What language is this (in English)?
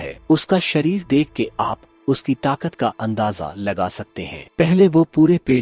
Hindi